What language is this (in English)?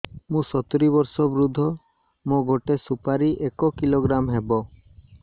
Odia